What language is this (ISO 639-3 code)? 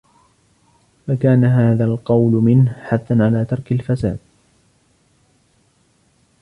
ara